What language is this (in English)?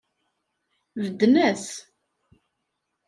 Kabyle